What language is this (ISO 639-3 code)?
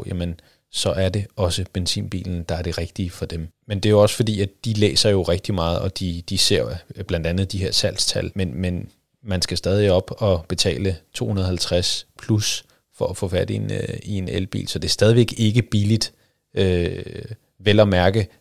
dan